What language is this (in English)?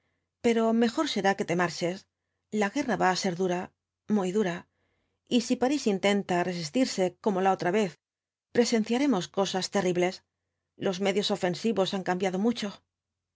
Spanish